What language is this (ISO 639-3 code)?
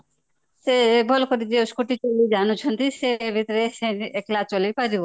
ori